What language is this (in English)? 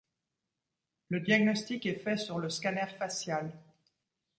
French